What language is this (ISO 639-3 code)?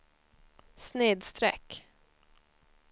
swe